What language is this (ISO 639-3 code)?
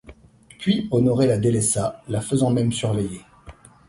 fra